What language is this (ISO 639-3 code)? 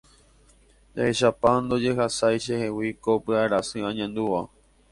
grn